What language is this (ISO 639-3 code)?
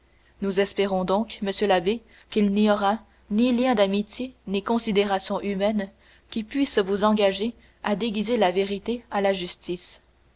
fra